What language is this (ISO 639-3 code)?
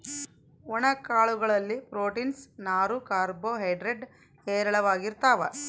kan